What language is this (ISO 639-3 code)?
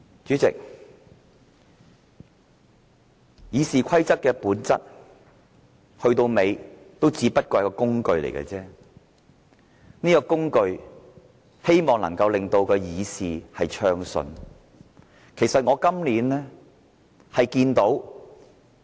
yue